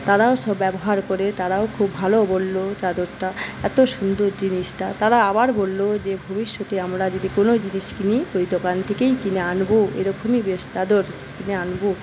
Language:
Bangla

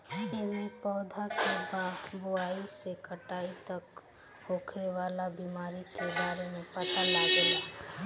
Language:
Bhojpuri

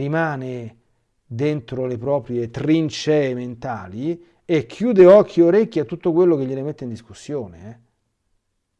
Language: Italian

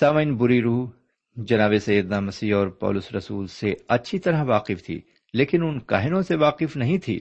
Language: Urdu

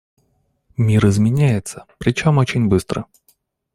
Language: Russian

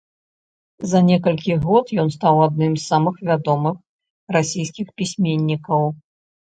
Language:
Belarusian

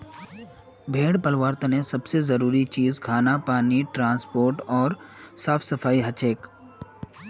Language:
Magahi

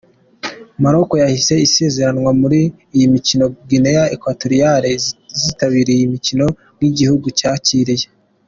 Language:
Kinyarwanda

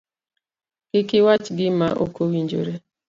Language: Luo (Kenya and Tanzania)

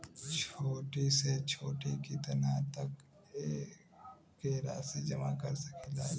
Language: Bhojpuri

